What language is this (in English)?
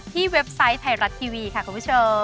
Thai